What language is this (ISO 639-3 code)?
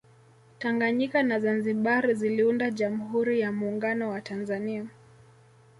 swa